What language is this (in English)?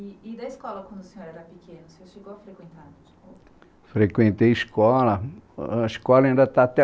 Portuguese